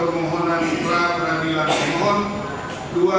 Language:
Indonesian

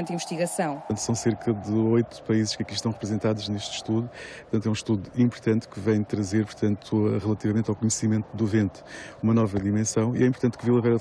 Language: Portuguese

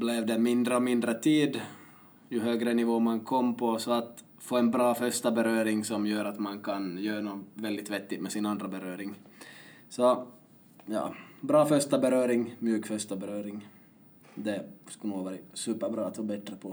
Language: Swedish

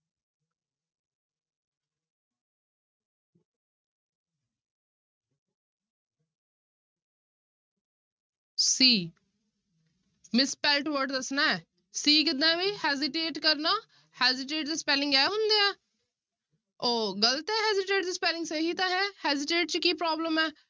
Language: Punjabi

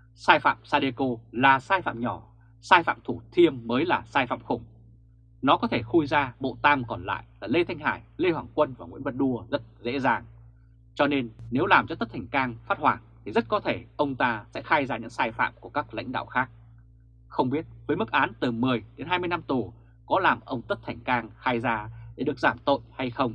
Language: Vietnamese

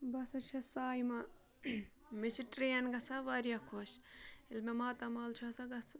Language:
Kashmiri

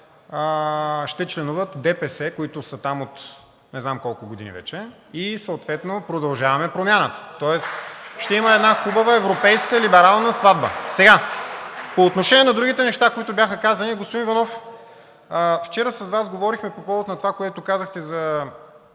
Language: Bulgarian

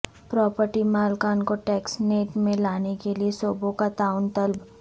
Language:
Urdu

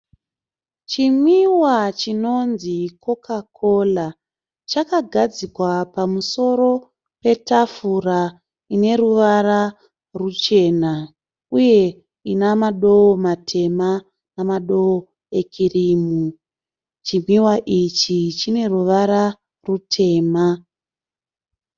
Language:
Shona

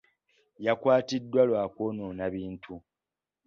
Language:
Ganda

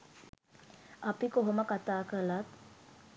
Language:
Sinhala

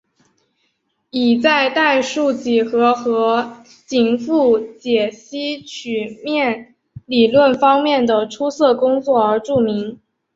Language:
Chinese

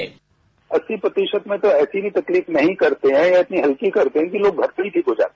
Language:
Hindi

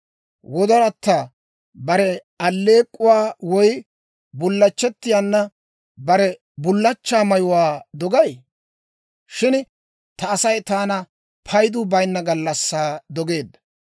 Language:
Dawro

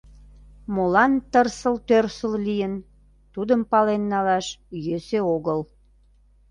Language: Mari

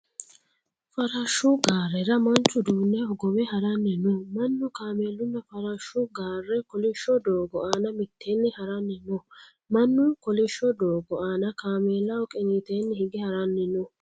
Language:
Sidamo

